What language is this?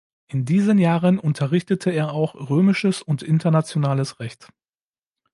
German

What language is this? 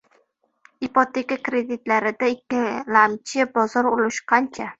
Uzbek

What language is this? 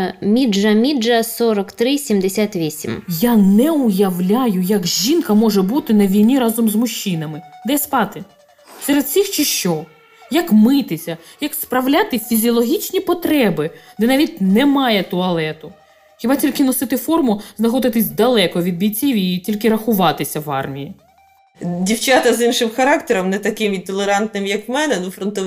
Ukrainian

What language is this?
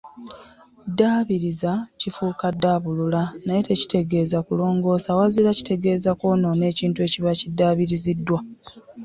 Ganda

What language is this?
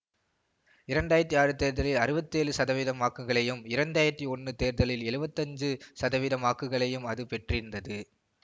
Tamil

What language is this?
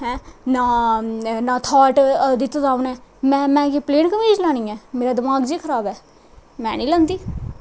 Dogri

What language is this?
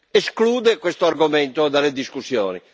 Italian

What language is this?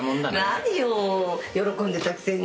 Japanese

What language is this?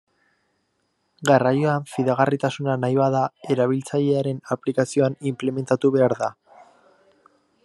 Basque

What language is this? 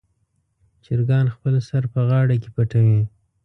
Pashto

